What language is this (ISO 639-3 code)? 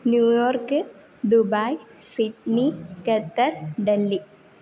san